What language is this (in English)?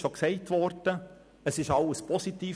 Swiss German